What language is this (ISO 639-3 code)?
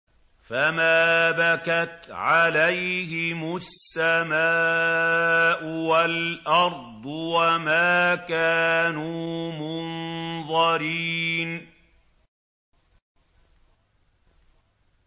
ara